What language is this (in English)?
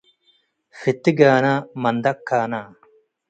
Tigre